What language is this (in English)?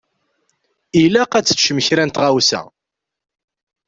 Kabyle